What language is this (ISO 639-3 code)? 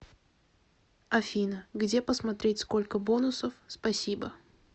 rus